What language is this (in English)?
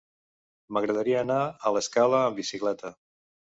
Catalan